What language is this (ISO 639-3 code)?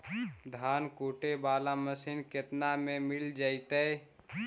mag